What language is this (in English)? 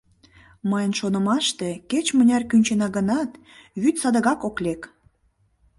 Mari